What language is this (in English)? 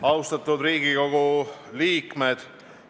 Estonian